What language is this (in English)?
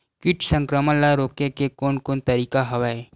Chhattisgarhi